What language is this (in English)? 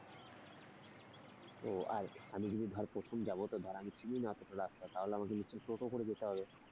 Bangla